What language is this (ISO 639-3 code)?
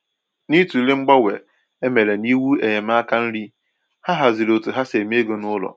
ibo